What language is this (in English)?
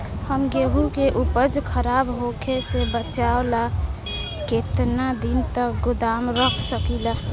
Bhojpuri